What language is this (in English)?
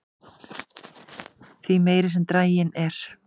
Icelandic